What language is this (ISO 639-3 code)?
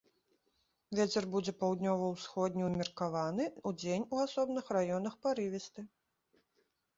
bel